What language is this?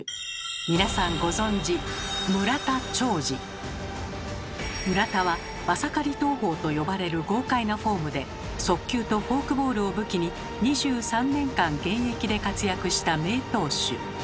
Japanese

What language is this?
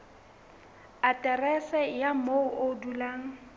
Southern Sotho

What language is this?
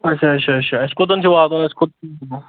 Kashmiri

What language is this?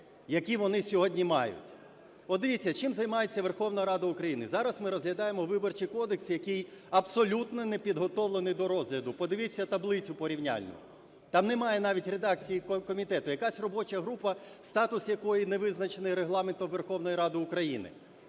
Ukrainian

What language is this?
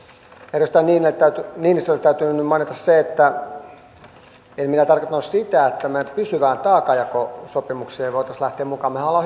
Finnish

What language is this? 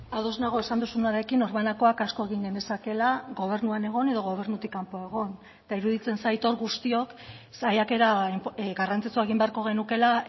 Basque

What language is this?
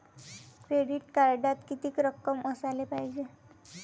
Marathi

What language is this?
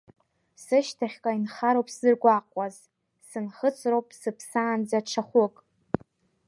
Abkhazian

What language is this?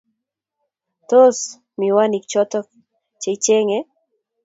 Kalenjin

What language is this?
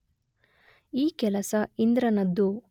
Kannada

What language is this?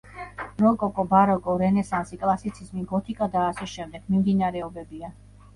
Georgian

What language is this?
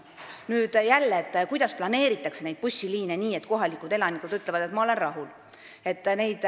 Estonian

